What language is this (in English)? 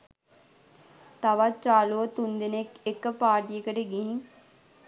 Sinhala